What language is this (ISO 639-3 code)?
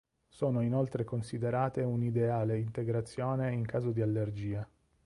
ita